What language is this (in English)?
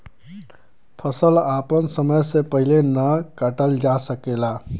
Bhojpuri